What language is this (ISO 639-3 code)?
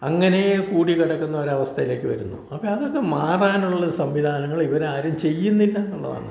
mal